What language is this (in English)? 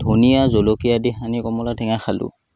Assamese